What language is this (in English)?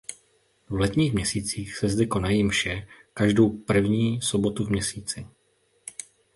Czech